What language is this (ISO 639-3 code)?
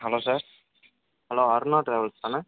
tam